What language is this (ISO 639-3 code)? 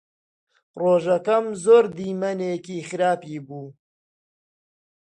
ckb